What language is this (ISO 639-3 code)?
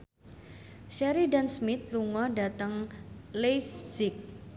jav